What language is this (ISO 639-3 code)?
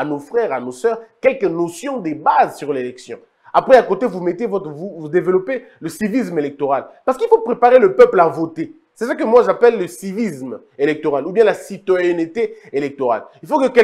fra